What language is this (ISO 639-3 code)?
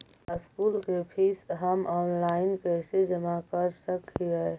mag